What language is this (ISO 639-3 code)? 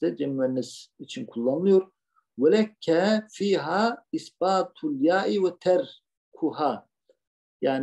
tur